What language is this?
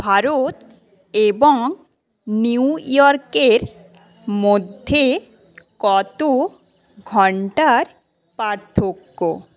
Bangla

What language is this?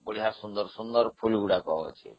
Odia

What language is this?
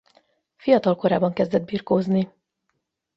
Hungarian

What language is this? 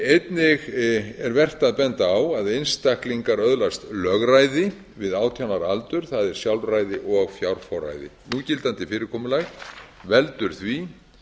Icelandic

